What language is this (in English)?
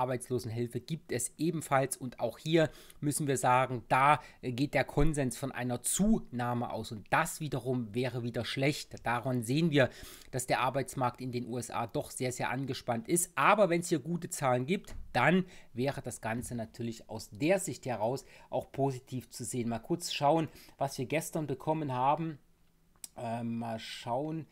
German